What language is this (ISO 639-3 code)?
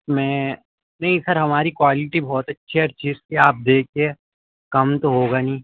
urd